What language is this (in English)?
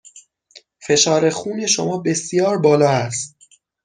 Persian